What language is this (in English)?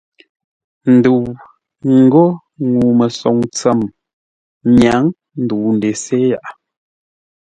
Ngombale